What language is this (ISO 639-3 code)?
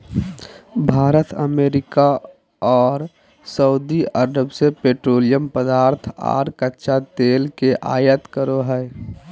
mag